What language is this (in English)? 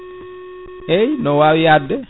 Fula